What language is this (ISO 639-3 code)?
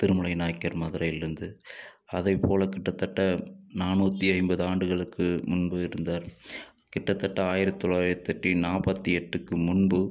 tam